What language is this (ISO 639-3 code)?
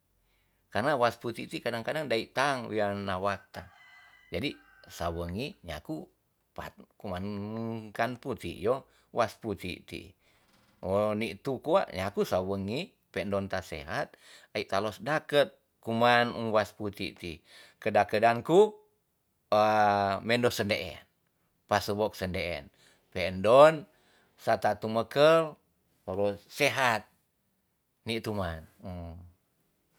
txs